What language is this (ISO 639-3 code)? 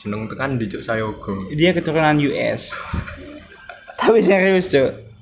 ind